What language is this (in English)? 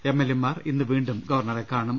Malayalam